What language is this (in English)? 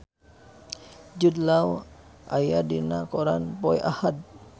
Sundanese